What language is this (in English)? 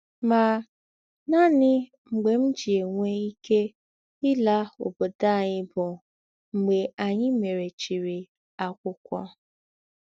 Igbo